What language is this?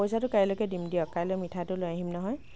Assamese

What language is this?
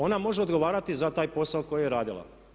Croatian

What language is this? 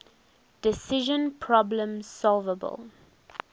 English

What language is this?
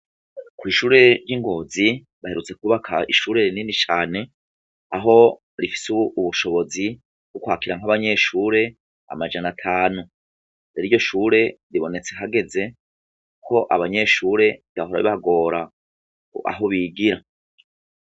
Rundi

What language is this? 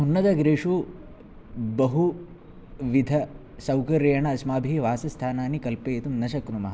Sanskrit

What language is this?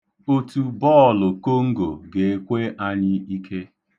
Igbo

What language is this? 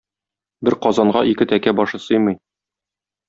Tatar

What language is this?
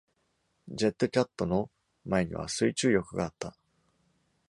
Japanese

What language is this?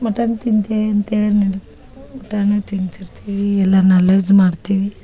Kannada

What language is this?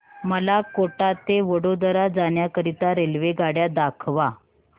Marathi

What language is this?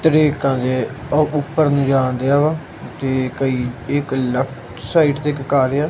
Punjabi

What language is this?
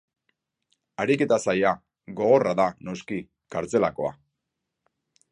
Basque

